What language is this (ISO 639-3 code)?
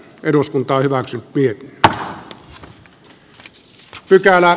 fin